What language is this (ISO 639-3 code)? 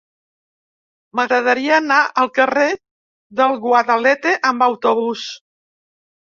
cat